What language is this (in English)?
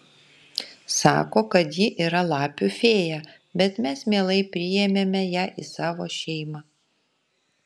Lithuanian